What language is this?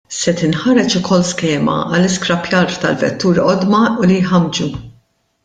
Maltese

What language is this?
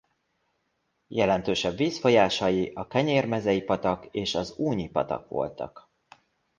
Hungarian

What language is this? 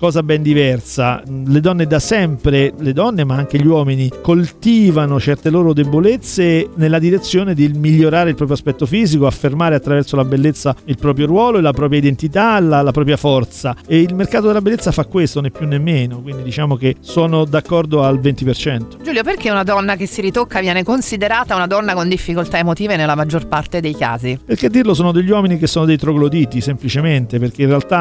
Italian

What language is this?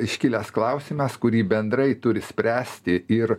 Lithuanian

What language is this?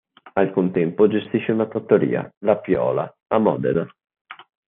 Italian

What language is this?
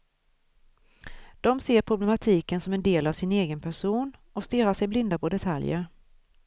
Swedish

